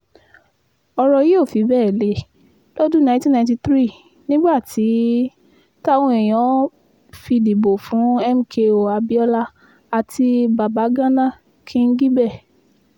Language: Yoruba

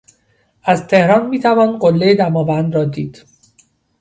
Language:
Persian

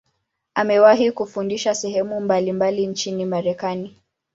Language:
Swahili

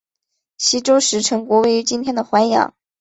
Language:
Chinese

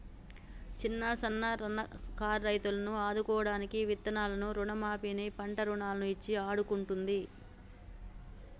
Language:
Telugu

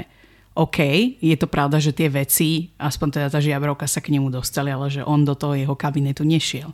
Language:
Slovak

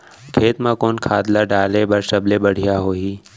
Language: Chhattisgarhi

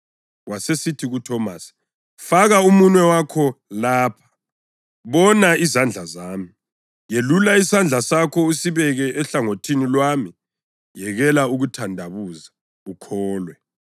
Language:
North Ndebele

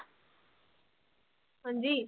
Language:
Punjabi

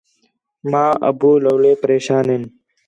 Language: Khetrani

